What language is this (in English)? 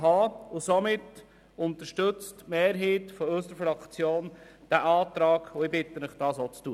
Swiss German